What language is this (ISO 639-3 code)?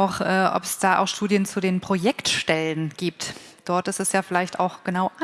deu